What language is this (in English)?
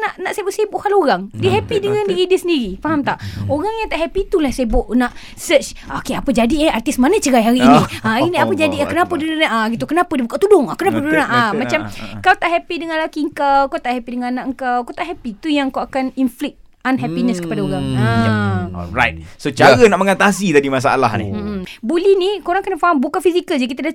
Malay